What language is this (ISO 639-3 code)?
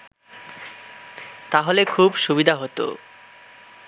ben